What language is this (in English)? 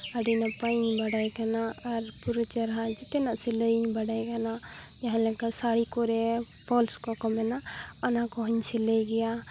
Santali